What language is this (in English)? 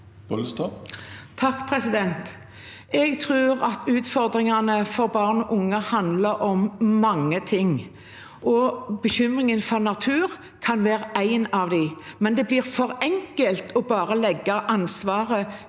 Norwegian